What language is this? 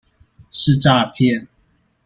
Chinese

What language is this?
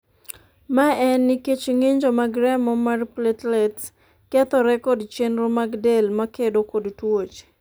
Luo (Kenya and Tanzania)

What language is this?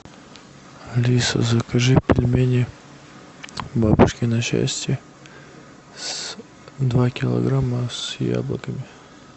Russian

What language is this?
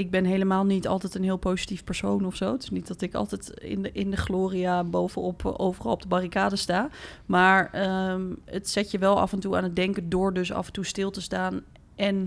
Dutch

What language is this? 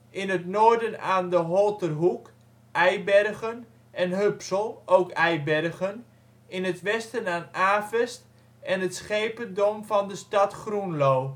Dutch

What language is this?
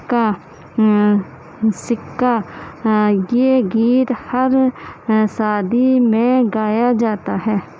Urdu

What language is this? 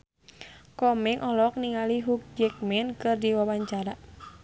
Sundanese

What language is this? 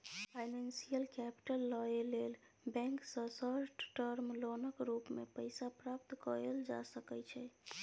Maithili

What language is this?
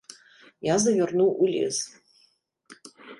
Belarusian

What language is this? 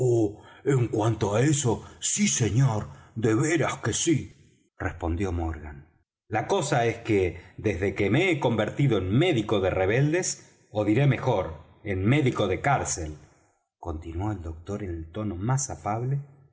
Spanish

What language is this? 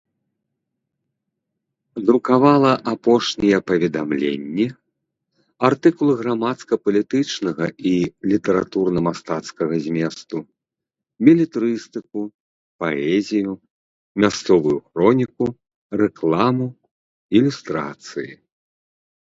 Belarusian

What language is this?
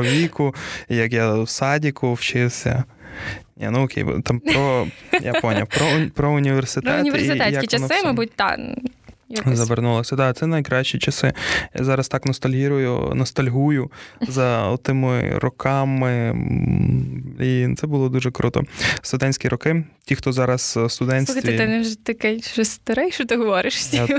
Ukrainian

